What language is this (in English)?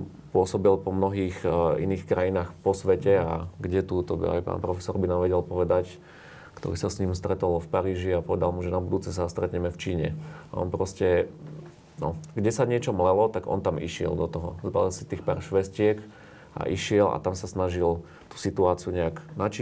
Slovak